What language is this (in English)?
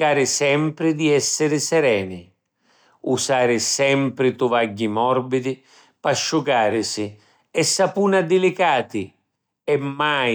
Sicilian